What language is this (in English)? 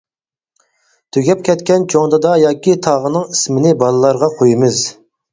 Uyghur